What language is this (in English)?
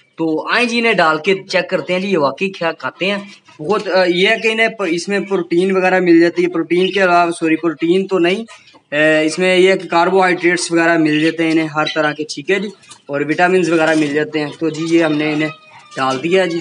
Hindi